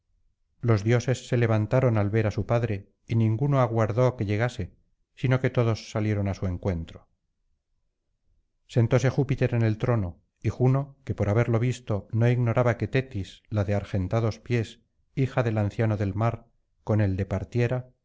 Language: Spanish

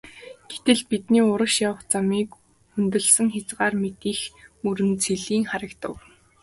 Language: Mongolian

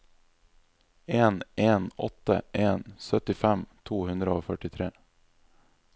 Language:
Norwegian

